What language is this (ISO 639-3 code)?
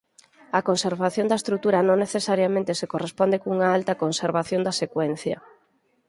glg